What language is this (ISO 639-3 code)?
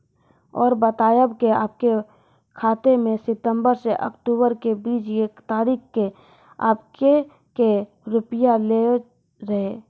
mai